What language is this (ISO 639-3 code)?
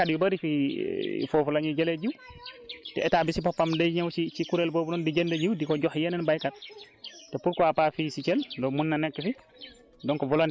wol